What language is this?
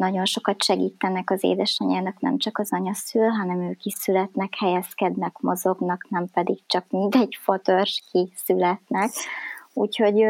Hungarian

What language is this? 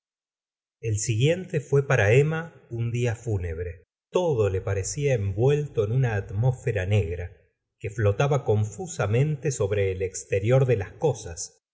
Spanish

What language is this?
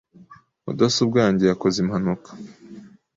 Kinyarwanda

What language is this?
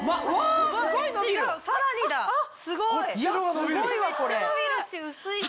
Japanese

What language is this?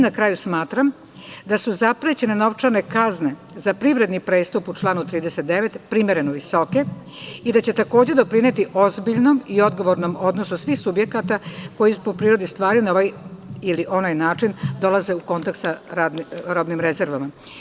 Serbian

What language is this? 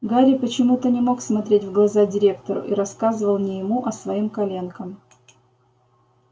Russian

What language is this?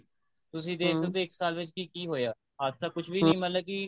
Punjabi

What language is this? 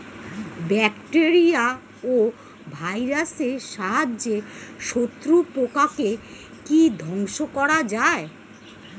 Bangla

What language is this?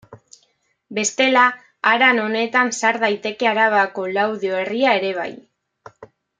Basque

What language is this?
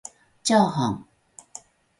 Japanese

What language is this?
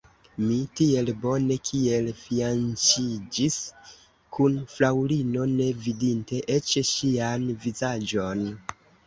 Esperanto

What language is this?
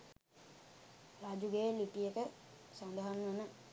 Sinhala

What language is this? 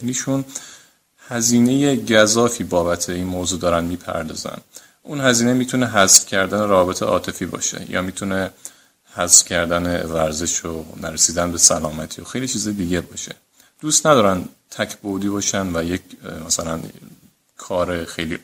Persian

